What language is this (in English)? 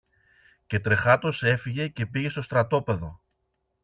Greek